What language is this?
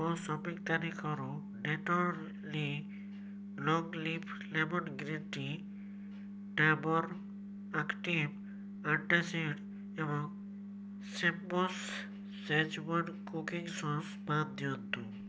Odia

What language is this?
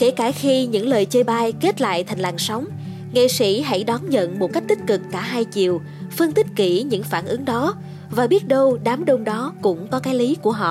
Vietnamese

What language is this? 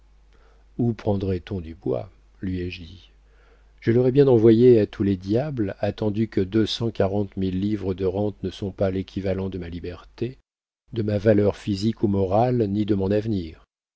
French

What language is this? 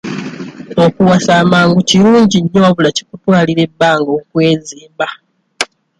Ganda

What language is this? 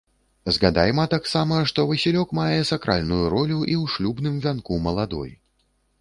Belarusian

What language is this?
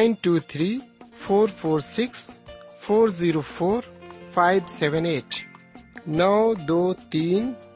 Urdu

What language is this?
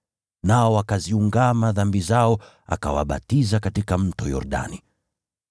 Swahili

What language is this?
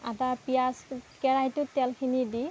Assamese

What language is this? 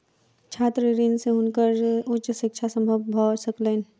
Maithili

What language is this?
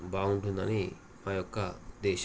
Telugu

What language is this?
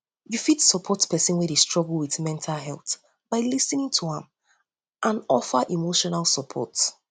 Nigerian Pidgin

